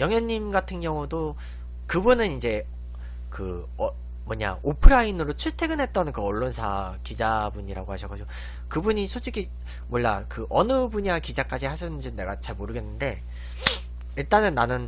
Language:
Korean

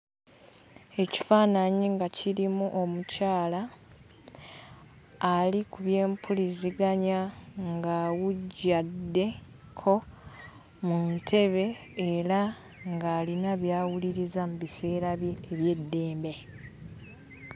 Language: Ganda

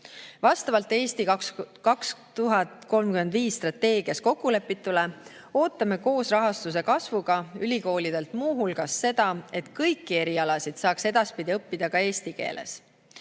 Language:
Estonian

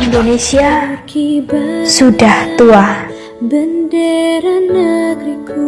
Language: Indonesian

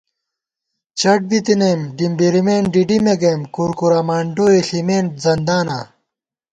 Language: Gawar-Bati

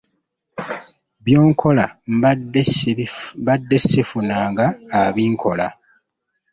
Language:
Ganda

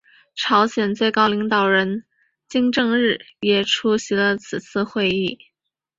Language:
Chinese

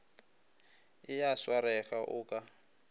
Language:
Northern Sotho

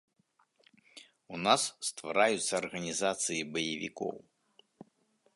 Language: Belarusian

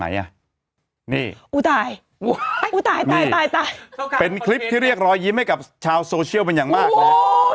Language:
Thai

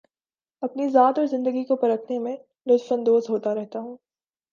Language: Urdu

